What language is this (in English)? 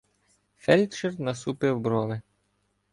Ukrainian